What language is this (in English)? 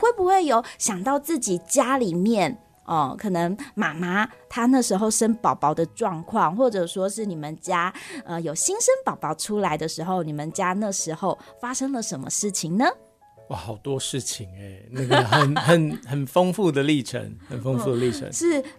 Chinese